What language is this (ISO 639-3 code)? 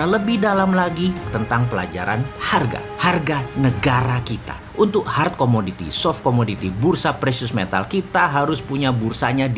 ind